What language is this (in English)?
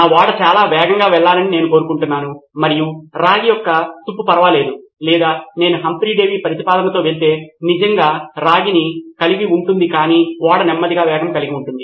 Telugu